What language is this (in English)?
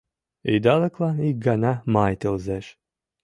Mari